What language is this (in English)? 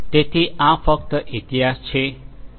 Gujarati